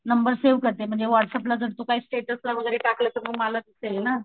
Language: Marathi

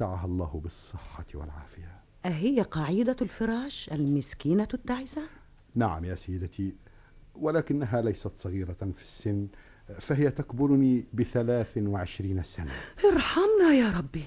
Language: Arabic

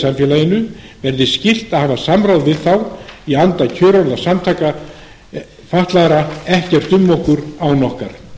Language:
Icelandic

